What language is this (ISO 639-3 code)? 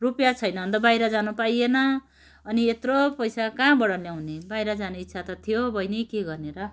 nep